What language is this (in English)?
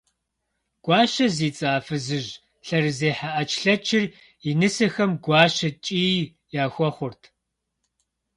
Kabardian